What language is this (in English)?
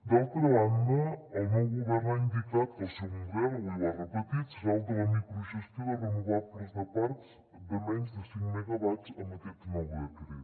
Catalan